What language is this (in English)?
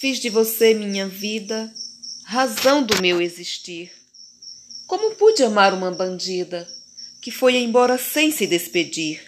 Portuguese